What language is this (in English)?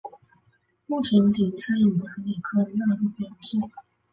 Chinese